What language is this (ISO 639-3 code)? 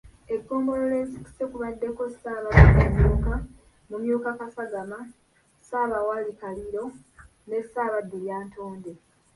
lug